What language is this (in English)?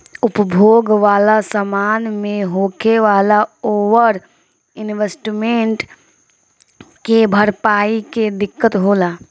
Bhojpuri